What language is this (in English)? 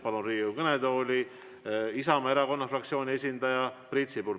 Estonian